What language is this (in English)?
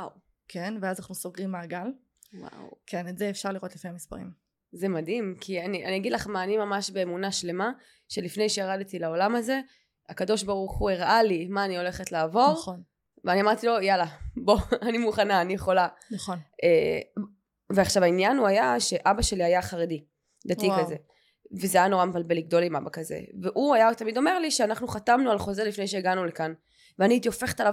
Hebrew